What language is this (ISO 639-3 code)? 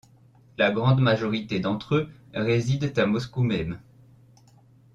fra